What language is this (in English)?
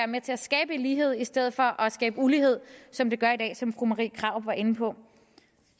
Danish